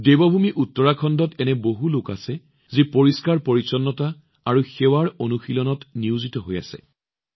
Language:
Assamese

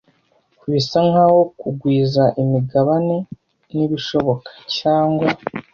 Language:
Kinyarwanda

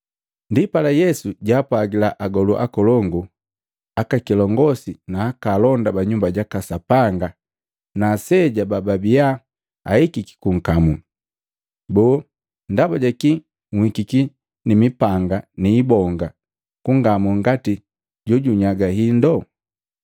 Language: Matengo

